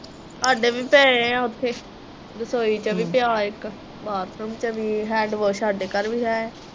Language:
Punjabi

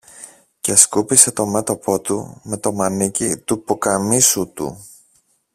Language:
Greek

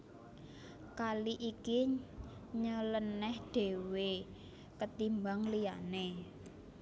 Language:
Javanese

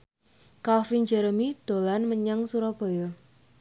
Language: Javanese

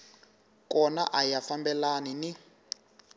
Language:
Tsonga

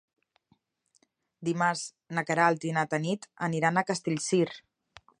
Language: Catalan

